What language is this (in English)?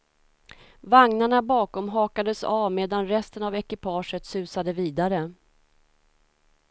Swedish